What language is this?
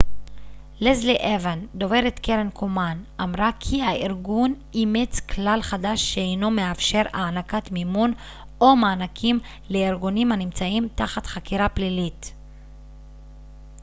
Hebrew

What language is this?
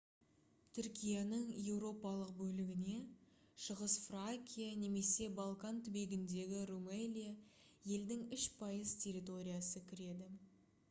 Kazakh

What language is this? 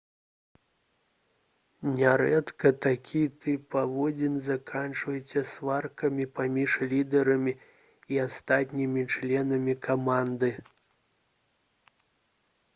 Belarusian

